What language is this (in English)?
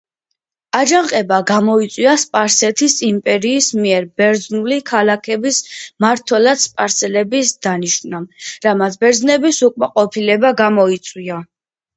Georgian